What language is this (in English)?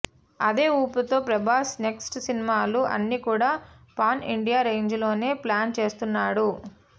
Telugu